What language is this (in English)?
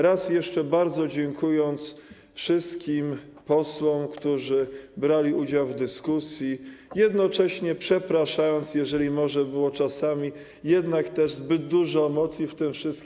Polish